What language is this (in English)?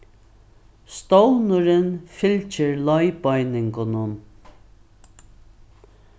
Faroese